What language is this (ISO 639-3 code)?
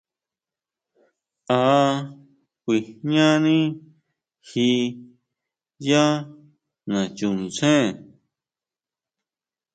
mau